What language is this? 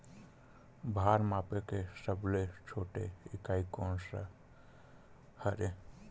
Chhattisgarhi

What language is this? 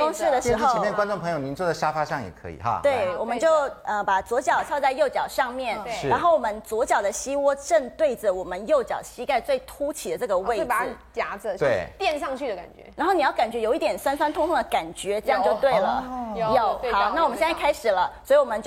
Chinese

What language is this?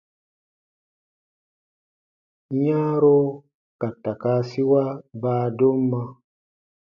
Baatonum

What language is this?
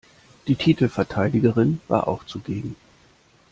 German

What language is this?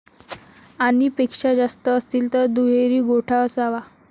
Marathi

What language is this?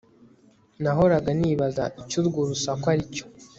Kinyarwanda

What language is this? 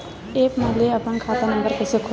Chhattisgarhi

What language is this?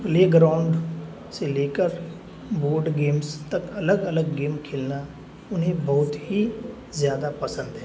Urdu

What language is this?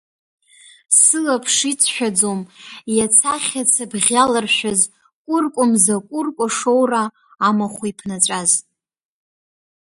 Abkhazian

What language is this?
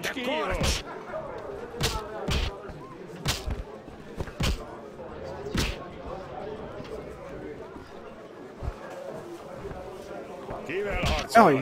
Hungarian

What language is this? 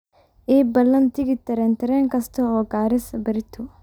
Somali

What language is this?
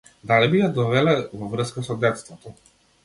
Macedonian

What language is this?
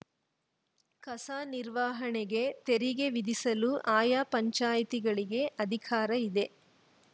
Kannada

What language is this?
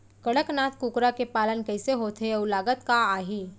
Chhattisgarhi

